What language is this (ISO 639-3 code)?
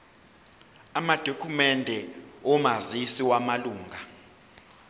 zul